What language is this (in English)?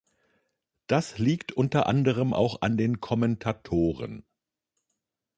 German